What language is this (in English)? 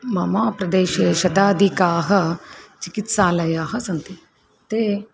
Sanskrit